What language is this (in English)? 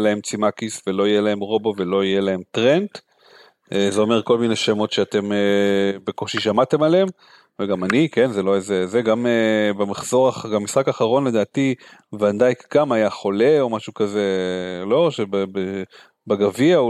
Hebrew